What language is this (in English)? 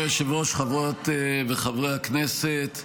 Hebrew